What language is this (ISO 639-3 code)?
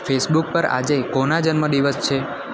guj